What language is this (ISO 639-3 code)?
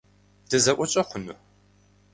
kbd